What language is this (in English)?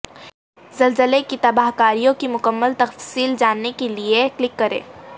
Urdu